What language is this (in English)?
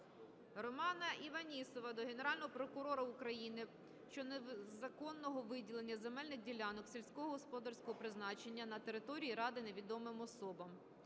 Ukrainian